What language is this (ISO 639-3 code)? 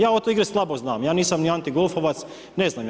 hrv